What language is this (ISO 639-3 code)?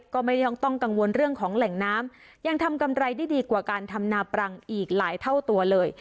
tha